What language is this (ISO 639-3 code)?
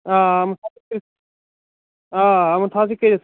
kas